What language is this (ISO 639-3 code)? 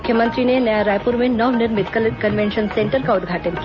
hin